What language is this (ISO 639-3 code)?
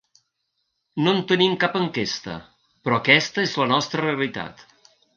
cat